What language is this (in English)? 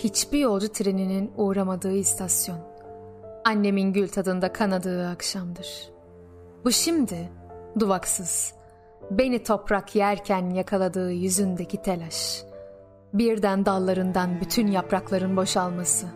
Turkish